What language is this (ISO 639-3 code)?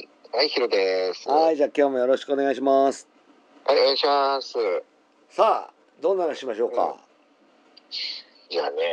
jpn